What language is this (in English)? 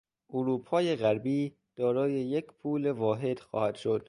Persian